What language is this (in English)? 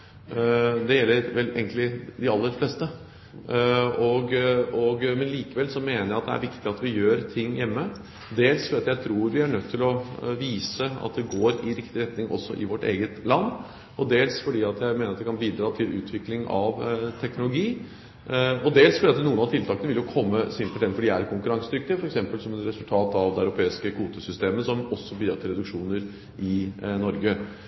Norwegian Bokmål